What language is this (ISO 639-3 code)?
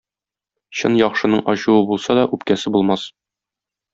tat